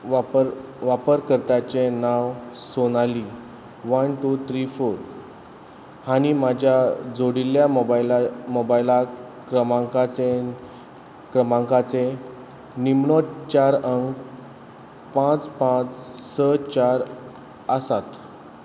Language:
Konkani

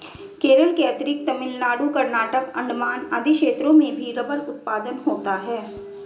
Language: Hindi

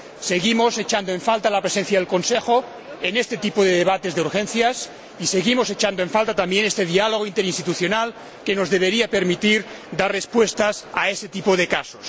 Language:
Spanish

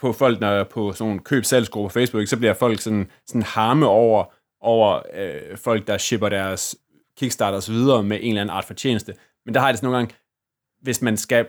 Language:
Danish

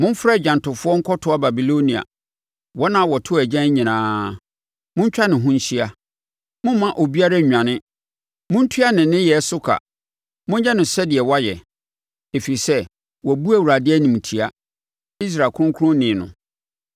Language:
Akan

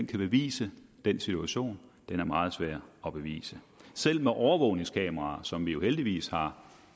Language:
Danish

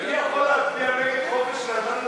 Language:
Hebrew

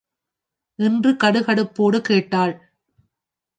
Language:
Tamil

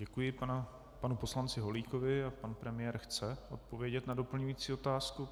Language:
Czech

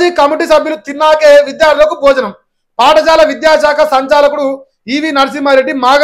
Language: Telugu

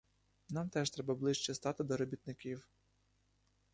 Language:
Ukrainian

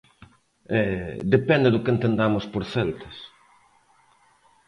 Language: Galician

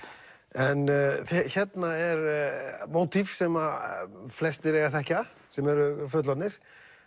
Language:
Icelandic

